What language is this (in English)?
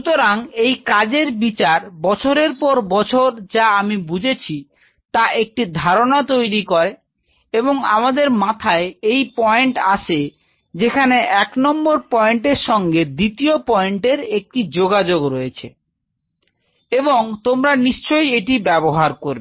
Bangla